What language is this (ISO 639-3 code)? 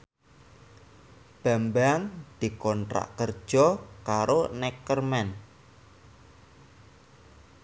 jav